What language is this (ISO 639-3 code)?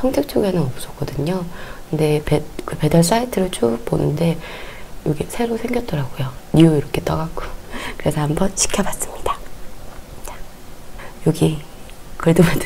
kor